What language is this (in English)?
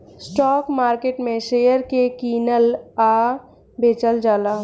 Bhojpuri